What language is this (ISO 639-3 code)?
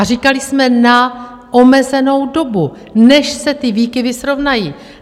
ces